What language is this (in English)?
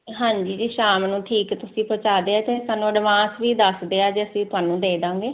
Punjabi